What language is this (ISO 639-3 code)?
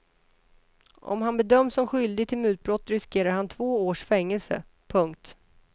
swe